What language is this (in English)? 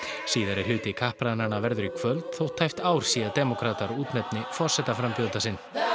Icelandic